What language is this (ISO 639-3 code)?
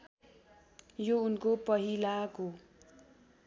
nep